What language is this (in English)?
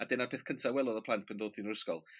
Welsh